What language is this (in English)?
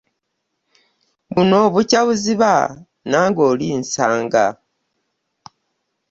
Ganda